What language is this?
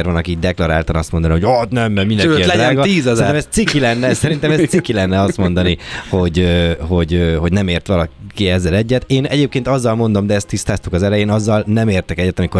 Hungarian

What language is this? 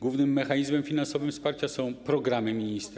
Polish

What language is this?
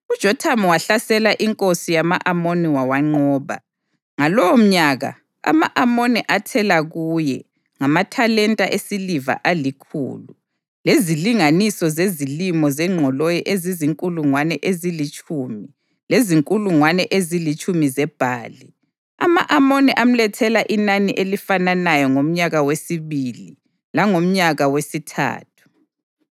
North Ndebele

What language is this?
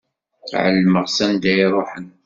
Kabyle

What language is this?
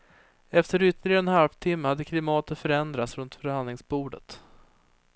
Swedish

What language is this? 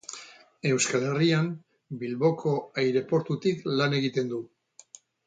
Basque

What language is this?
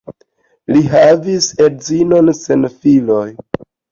Esperanto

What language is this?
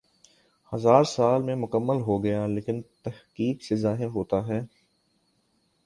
Urdu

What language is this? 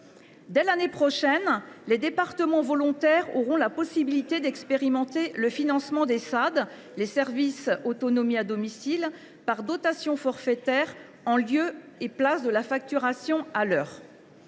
French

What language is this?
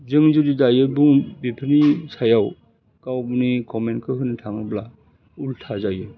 Bodo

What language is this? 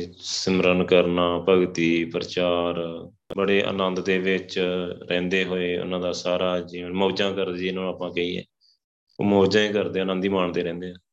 Punjabi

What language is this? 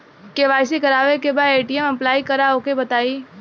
Bhojpuri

